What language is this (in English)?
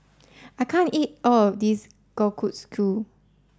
English